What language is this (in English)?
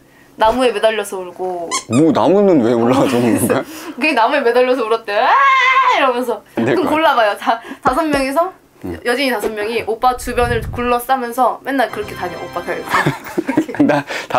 Korean